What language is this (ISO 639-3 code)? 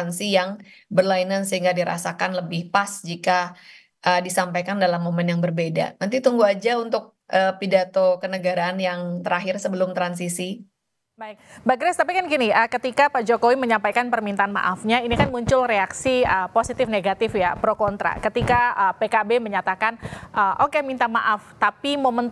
ind